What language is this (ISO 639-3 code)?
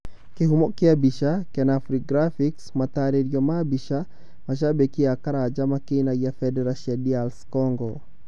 kik